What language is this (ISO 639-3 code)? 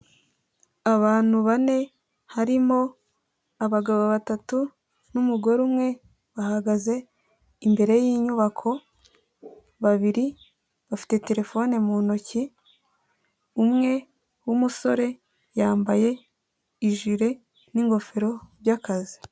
kin